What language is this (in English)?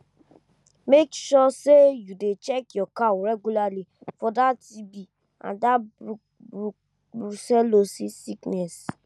Nigerian Pidgin